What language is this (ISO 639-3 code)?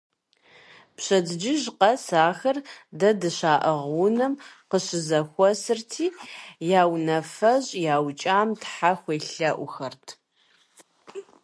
kbd